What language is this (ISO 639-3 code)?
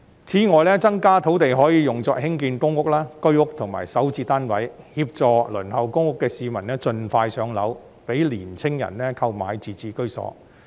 yue